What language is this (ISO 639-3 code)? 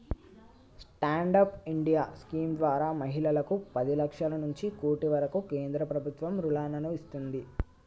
tel